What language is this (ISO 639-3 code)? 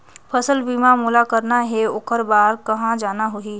hne